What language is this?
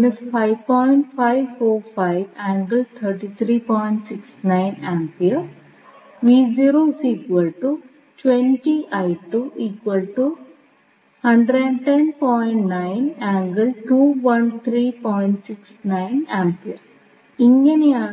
Malayalam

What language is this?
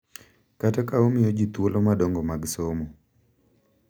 Luo (Kenya and Tanzania)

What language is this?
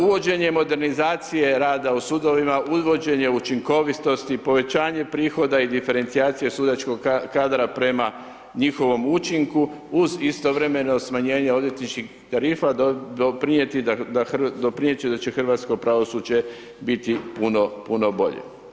Croatian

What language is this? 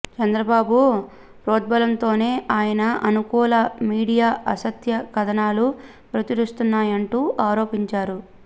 Telugu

